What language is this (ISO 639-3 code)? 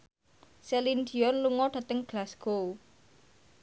jav